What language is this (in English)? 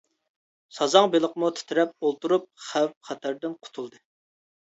Uyghur